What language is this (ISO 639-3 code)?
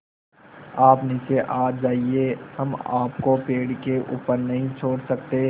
hin